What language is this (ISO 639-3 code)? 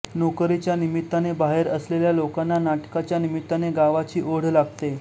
mar